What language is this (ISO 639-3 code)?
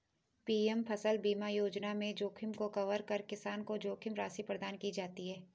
hin